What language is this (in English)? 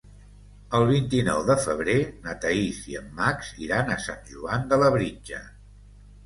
Catalan